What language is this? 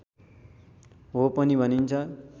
Nepali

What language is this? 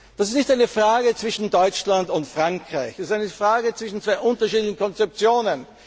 German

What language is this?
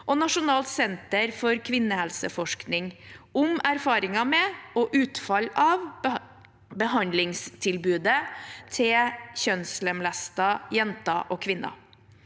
Norwegian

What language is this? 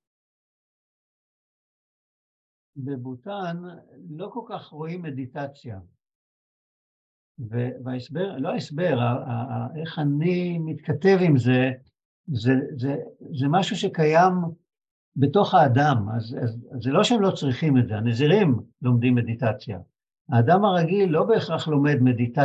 Hebrew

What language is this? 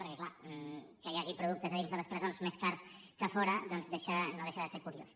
Catalan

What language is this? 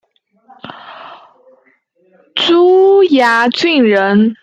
Chinese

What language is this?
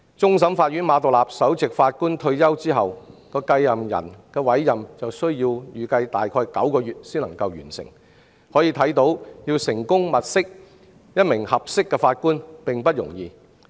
Cantonese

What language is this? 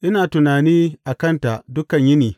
Hausa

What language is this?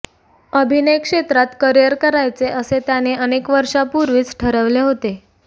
Marathi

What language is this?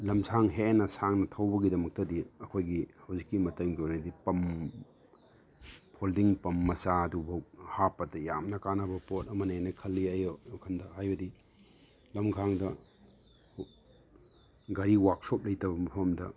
Manipuri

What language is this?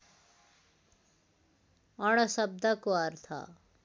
Nepali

